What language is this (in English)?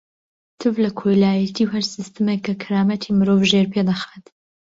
Central Kurdish